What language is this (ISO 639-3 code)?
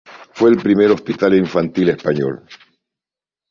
spa